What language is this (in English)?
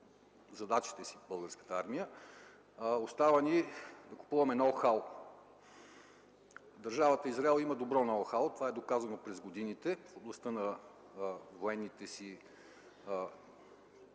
Bulgarian